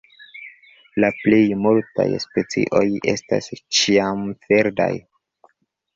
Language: Esperanto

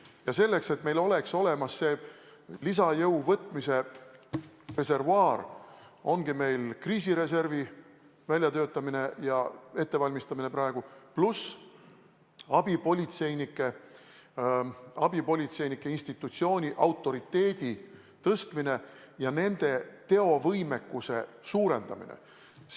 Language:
Estonian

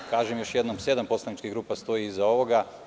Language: Serbian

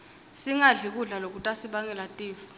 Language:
Swati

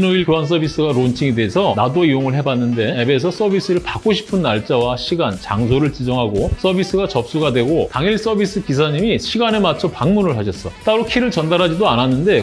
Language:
Korean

